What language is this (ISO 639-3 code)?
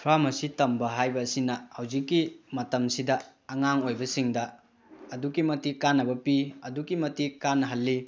mni